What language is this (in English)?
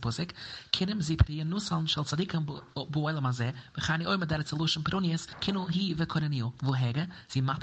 English